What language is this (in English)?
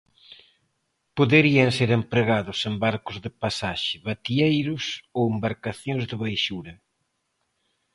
Galician